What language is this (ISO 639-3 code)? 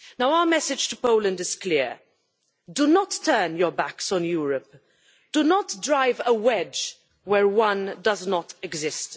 eng